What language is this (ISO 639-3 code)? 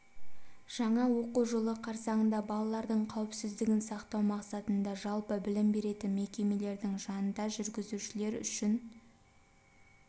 kaz